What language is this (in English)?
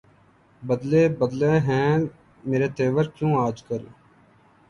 Urdu